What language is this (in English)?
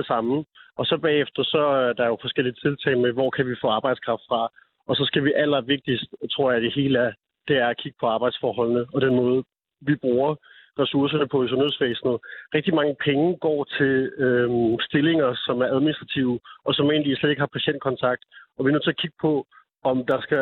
Danish